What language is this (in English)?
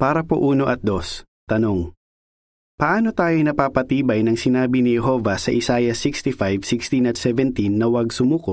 Filipino